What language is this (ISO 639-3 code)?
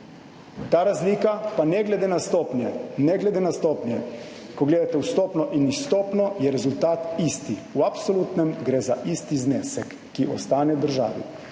slv